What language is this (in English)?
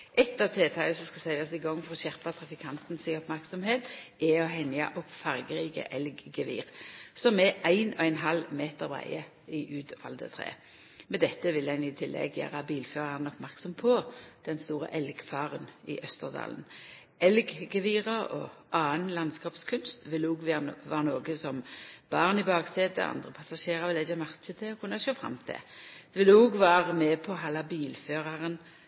Norwegian Nynorsk